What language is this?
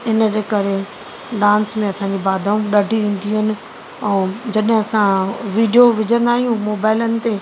Sindhi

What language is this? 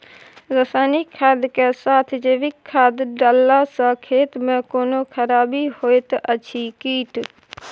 Maithili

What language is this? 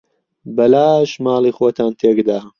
Central Kurdish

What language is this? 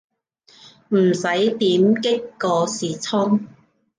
Cantonese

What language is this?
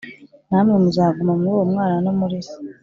Kinyarwanda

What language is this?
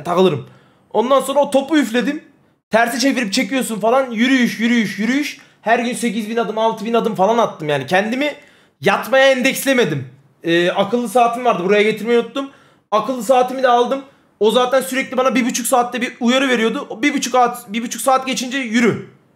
Turkish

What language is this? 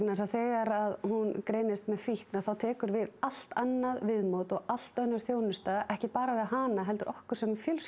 Icelandic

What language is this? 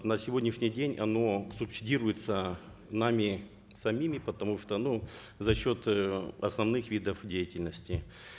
Kazakh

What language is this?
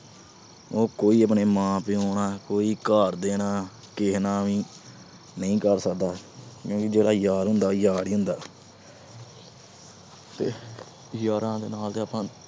Punjabi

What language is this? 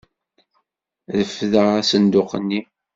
Kabyle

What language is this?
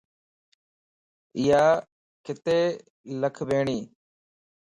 Lasi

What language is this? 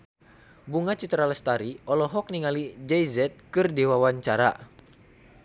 Sundanese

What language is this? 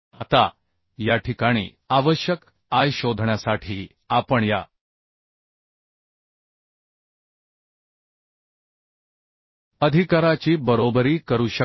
Marathi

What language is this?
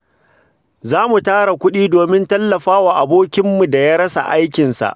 Hausa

